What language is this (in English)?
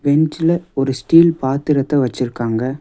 Tamil